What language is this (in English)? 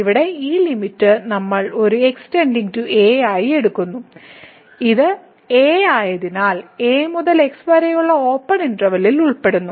Malayalam